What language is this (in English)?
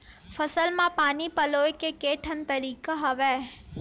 Chhattisgarhi